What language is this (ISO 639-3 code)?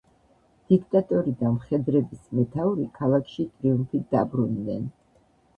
kat